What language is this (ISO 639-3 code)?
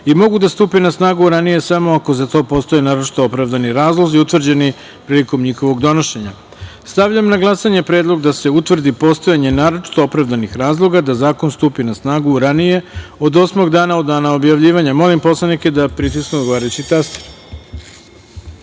srp